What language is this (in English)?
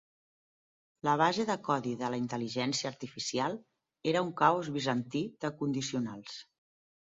Catalan